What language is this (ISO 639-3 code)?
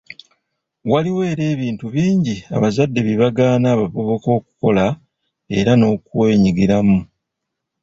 lug